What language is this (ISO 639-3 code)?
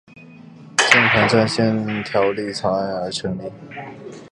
zho